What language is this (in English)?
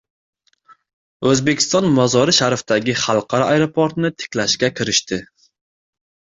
Uzbek